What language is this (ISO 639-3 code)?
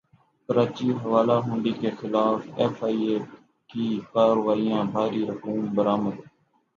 urd